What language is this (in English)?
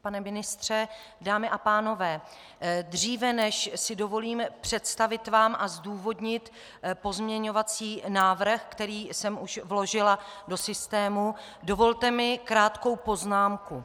Czech